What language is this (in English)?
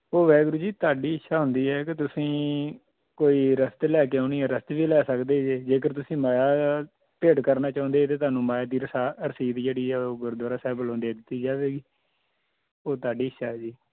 Punjabi